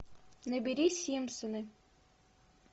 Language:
Russian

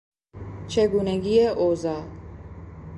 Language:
Persian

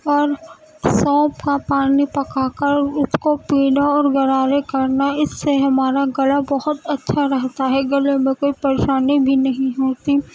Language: Urdu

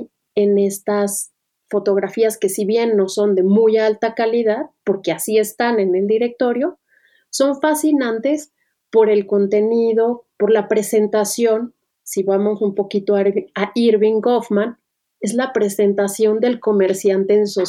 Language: Spanish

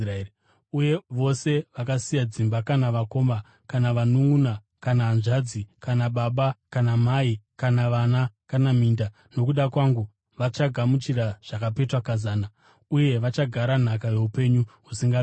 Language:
Shona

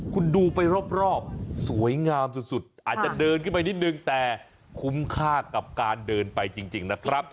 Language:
Thai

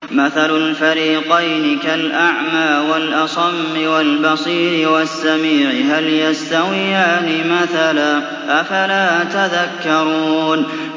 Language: Arabic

